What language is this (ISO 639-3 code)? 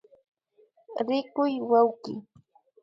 qvi